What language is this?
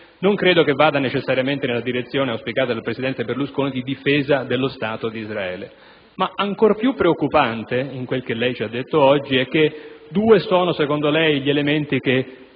Italian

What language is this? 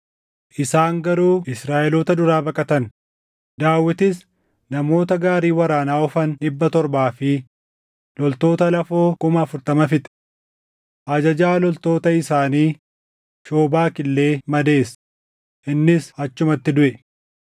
Oromo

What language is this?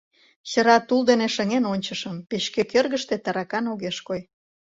Mari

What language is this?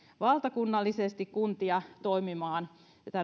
Finnish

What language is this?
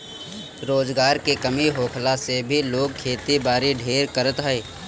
Bhojpuri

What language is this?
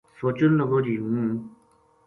Gujari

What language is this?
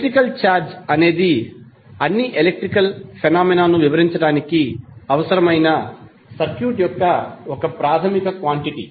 Telugu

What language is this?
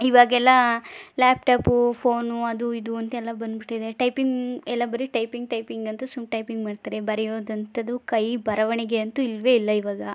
Kannada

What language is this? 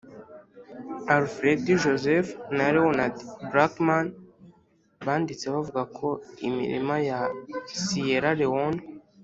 Kinyarwanda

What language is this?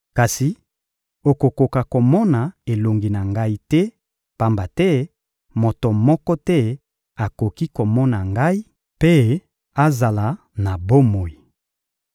Lingala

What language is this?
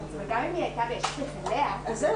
Hebrew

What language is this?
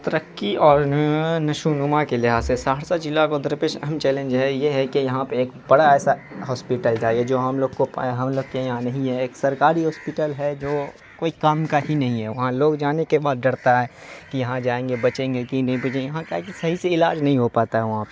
Urdu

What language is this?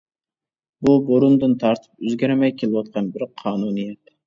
Uyghur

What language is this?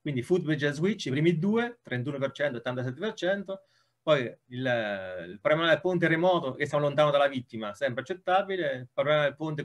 Italian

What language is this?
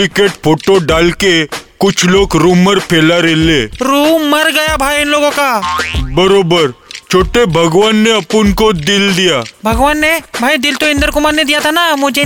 Hindi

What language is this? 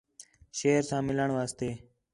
Khetrani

